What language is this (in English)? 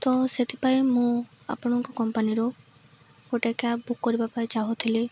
Odia